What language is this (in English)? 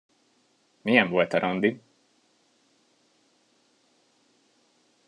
Hungarian